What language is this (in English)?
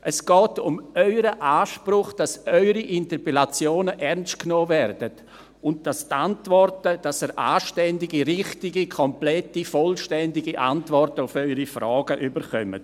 Swiss German